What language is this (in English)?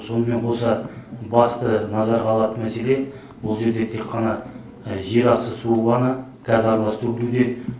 Kazakh